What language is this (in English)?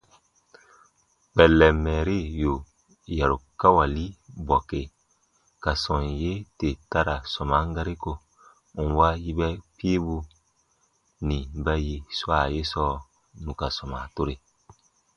Baatonum